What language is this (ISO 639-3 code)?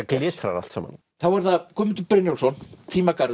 isl